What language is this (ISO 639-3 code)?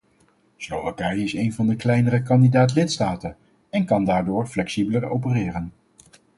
nld